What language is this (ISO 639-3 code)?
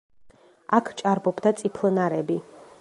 kat